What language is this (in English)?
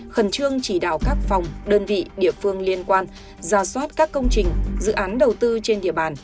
Vietnamese